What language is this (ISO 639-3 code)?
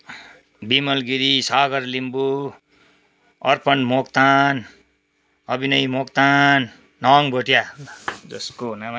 nep